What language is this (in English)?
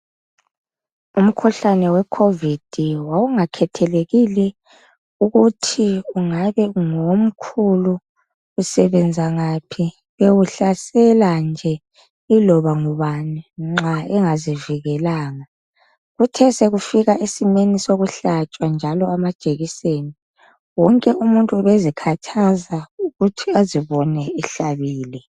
North Ndebele